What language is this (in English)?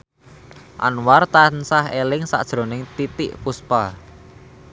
Javanese